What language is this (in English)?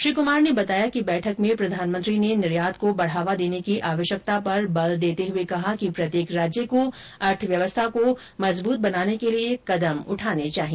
Hindi